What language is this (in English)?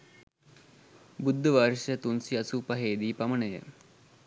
Sinhala